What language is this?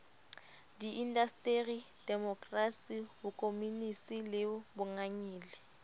Southern Sotho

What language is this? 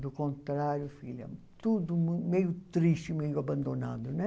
Portuguese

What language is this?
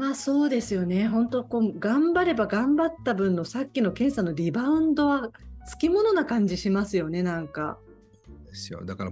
Japanese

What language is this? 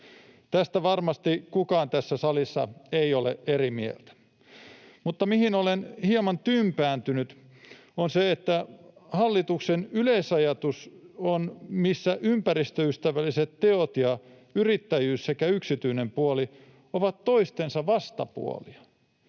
Finnish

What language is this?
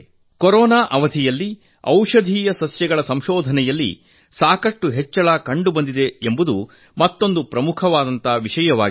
Kannada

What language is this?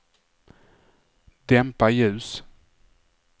Swedish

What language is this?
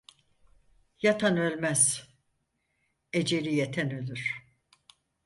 Turkish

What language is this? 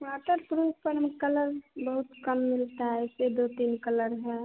Hindi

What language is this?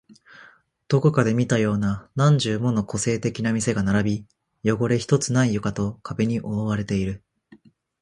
Japanese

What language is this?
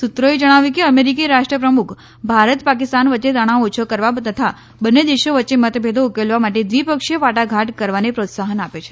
Gujarati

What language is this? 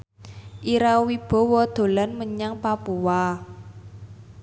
Javanese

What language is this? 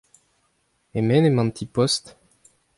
Breton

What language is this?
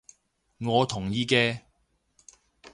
Cantonese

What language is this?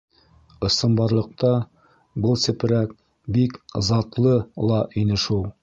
Bashkir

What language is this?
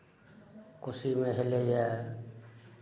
Maithili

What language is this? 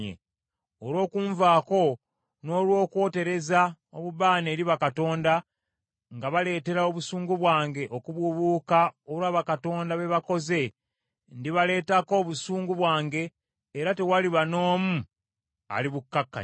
Ganda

